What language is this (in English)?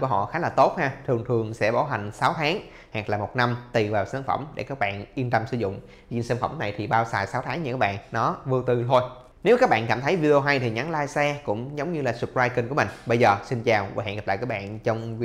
Vietnamese